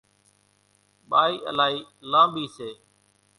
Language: Kachi Koli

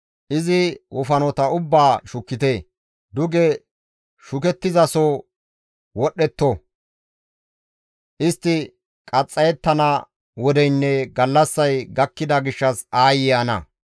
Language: Gamo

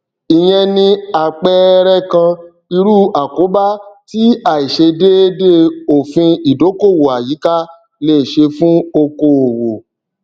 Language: Yoruba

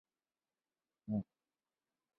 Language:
Chinese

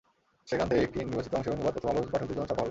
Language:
Bangla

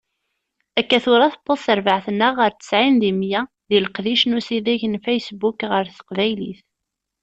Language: Kabyle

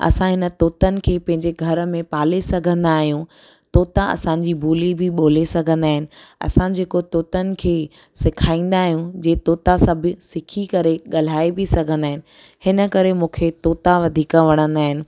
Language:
Sindhi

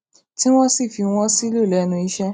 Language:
Yoruba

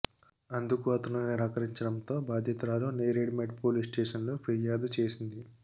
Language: Telugu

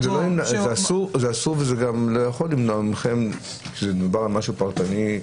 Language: Hebrew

